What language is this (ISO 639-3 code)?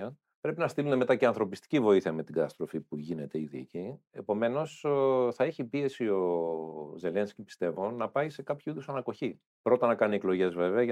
ell